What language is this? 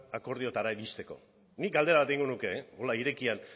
Basque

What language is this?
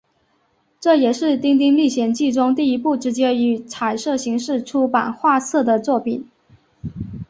Chinese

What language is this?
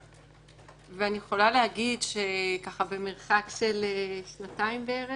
Hebrew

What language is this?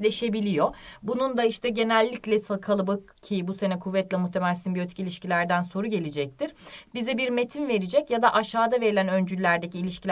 Turkish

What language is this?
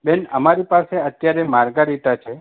Gujarati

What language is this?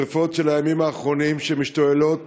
Hebrew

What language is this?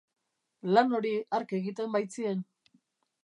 Basque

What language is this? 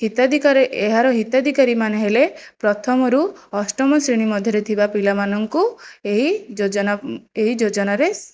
Odia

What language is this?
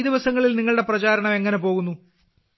Malayalam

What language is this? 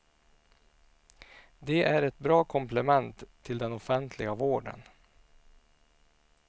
Swedish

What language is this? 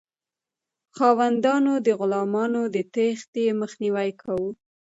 Pashto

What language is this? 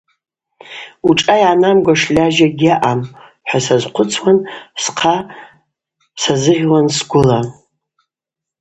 Abaza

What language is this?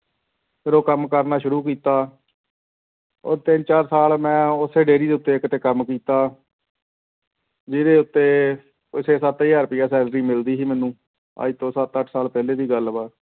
Punjabi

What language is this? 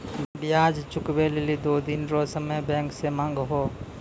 Maithili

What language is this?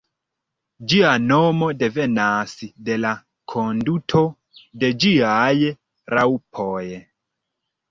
Esperanto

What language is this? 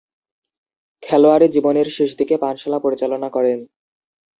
Bangla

